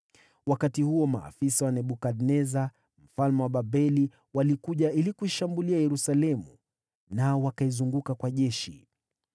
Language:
Swahili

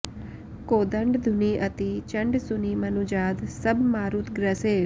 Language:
Sanskrit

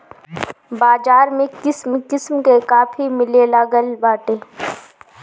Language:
Bhojpuri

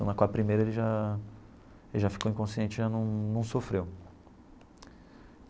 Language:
Portuguese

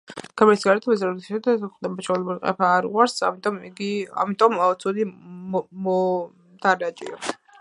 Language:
Georgian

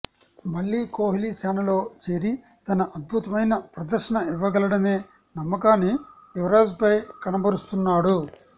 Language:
Telugu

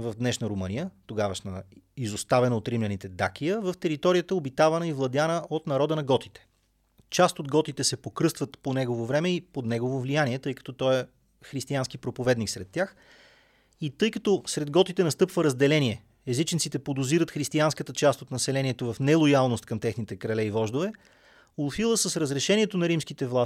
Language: Bulgarian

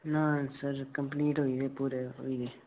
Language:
Dogri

